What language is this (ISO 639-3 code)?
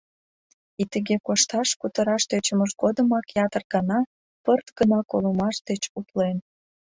chm